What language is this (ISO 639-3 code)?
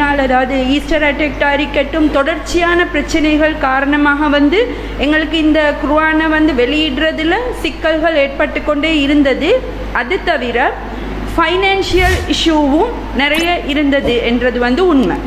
tam